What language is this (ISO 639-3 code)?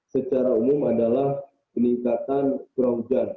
ind